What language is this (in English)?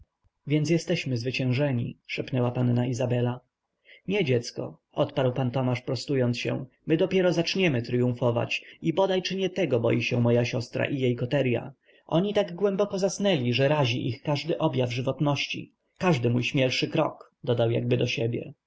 Polish